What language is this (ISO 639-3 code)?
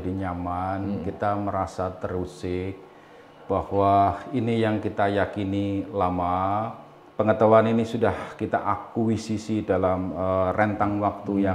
ind